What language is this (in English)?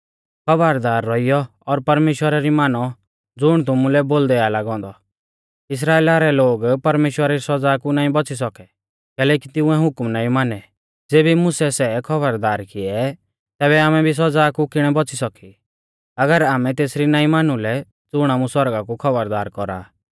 Mahasu Pahari